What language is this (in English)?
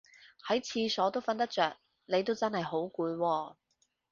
Cantonese